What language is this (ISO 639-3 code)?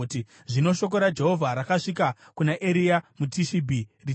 sna